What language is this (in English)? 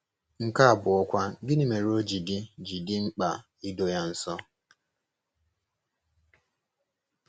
Igbo